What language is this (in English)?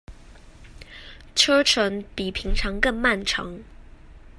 Chinese